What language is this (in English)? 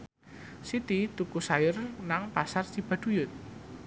Javanese